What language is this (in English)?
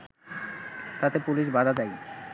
Bangla